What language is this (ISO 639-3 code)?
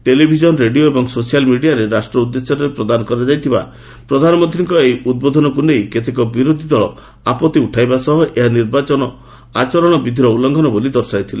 ori